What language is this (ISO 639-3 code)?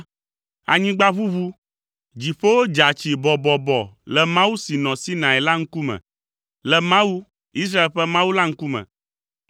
ewe